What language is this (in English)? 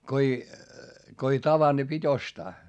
Finnish